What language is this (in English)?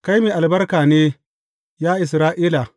Hausa